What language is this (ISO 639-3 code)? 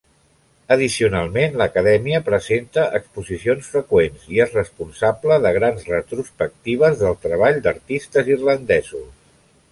cat